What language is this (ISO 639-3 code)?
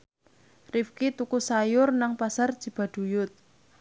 jav